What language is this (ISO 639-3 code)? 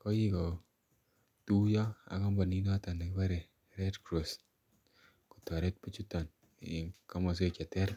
kln